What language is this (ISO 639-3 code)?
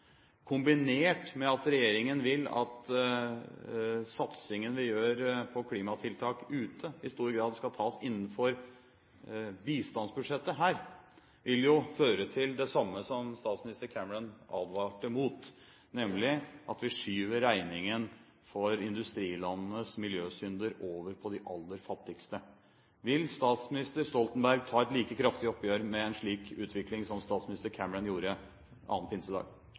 nob